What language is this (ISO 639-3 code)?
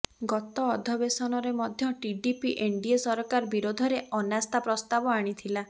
ori